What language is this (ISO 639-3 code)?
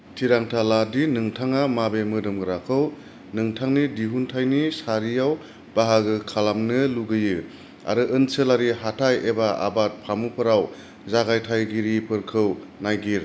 brx